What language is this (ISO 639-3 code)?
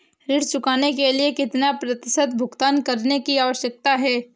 hin